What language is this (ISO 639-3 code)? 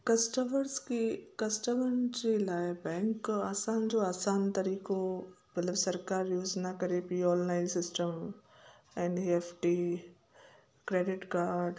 snd